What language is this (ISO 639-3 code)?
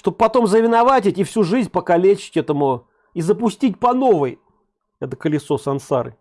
rus